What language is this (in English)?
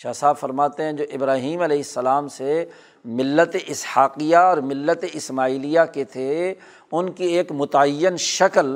Urdu